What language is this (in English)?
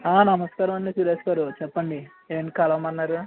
Telugu